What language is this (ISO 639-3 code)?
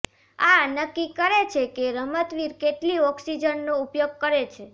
guj